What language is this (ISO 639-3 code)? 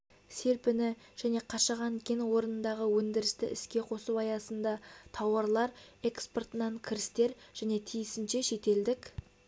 kaz